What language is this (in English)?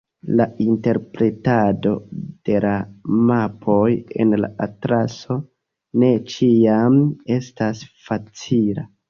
Esperanto